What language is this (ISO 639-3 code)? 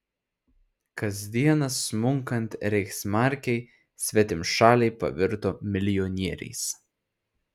lit